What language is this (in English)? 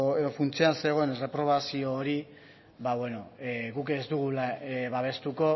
Basque